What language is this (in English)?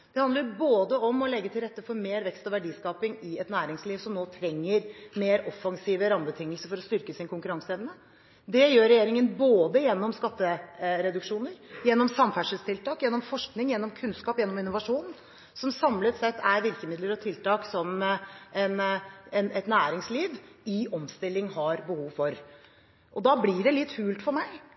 Norwegian Bokmål